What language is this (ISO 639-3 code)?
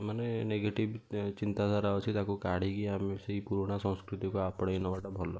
ori